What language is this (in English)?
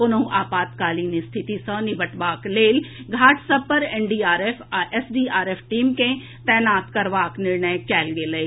Maithili